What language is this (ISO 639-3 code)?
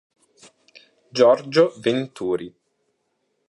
ita